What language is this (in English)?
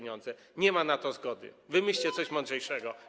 Polish